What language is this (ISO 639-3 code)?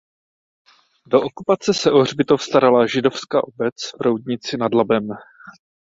ces